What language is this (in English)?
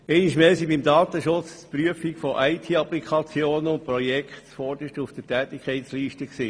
Swiss German